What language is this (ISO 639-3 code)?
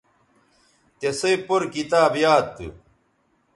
btv